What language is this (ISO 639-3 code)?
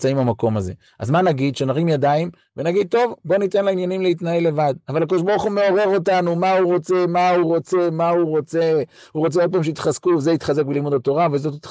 heb